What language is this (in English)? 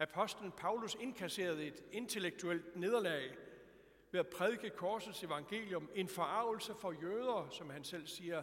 Danish